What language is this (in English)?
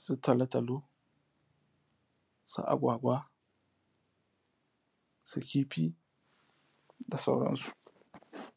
Hausa